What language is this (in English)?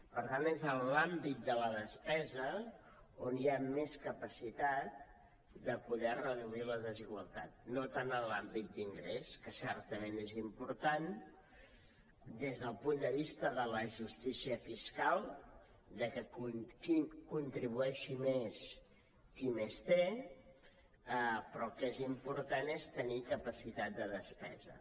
Catalan